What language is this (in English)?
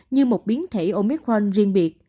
Vietnamese